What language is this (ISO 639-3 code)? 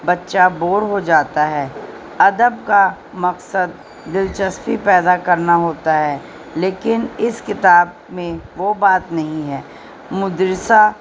urd